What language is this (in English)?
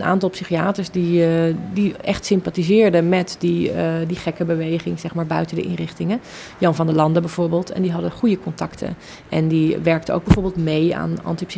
Dutch